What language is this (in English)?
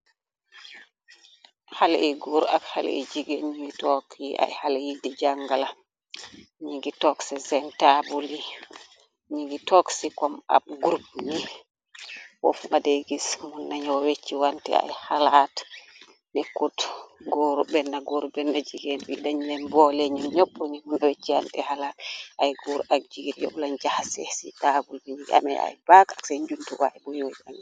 Wolof